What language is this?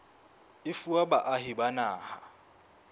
Southern Sotho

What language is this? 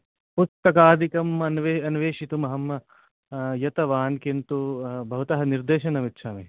Sanskrit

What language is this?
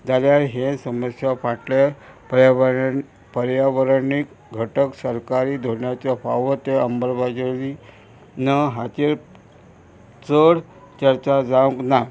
Konkani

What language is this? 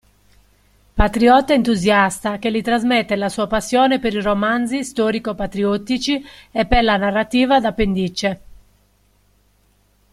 Italian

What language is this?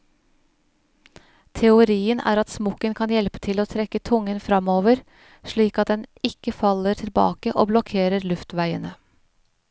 Norwegian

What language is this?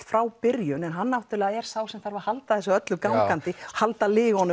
Icelandic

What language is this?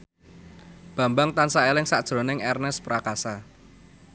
Javanese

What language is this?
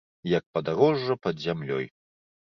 Belarusian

